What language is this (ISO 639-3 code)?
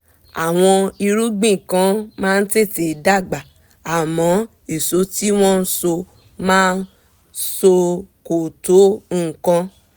yor